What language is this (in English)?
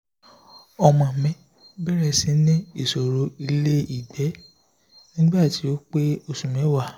Yoruba